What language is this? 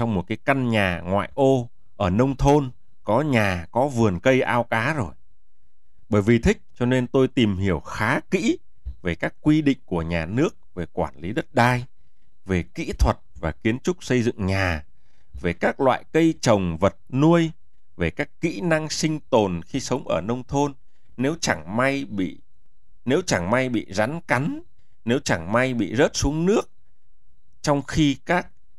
Vietnamese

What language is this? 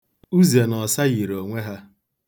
Igbo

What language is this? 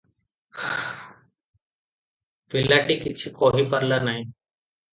Odia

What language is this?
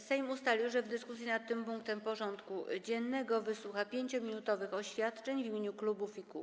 Polish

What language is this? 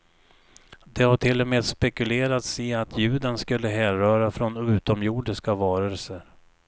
Swedish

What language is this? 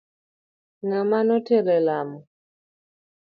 Luo (Kenya and Tanzania)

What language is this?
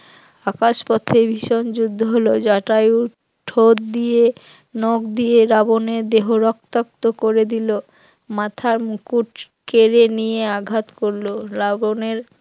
Bangla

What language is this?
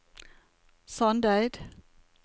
Norwegian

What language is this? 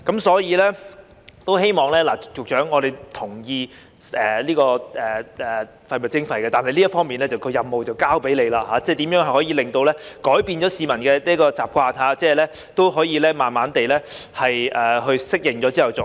Cantonese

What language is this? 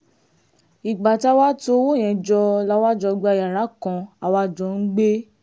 Yoruba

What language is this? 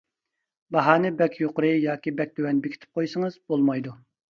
Uyghur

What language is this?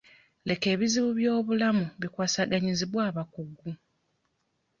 Ganda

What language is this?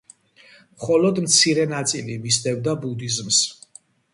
Georgian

